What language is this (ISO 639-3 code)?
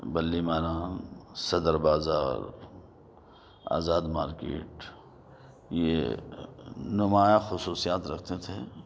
urd